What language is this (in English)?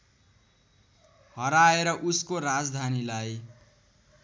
Nepali